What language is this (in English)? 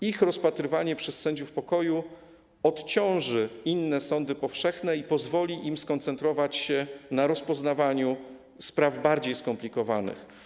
Polish